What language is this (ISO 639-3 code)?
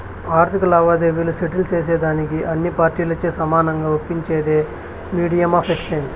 tel